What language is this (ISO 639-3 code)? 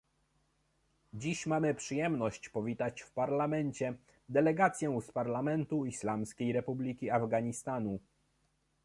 pol